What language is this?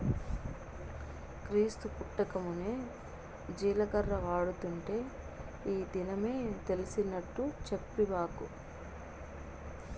Telugu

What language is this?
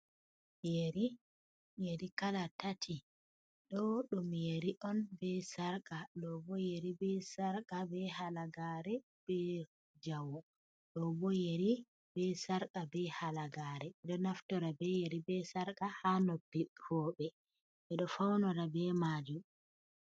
Fula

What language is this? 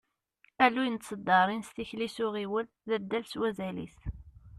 Kabyle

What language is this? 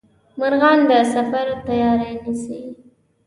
Pashto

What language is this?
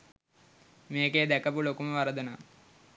Sinhala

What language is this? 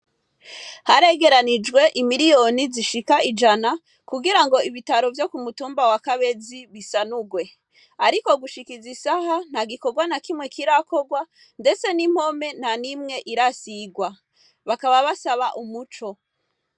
Rundi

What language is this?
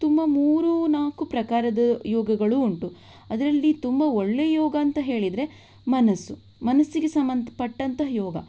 Kannada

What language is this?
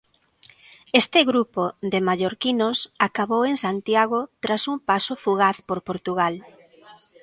Galician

